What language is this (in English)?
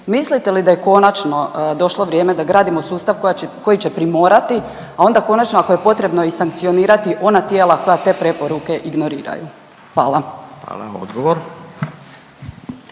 Croatian